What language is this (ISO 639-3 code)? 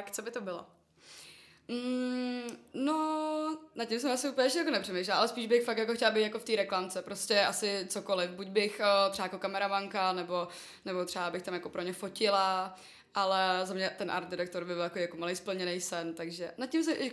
ces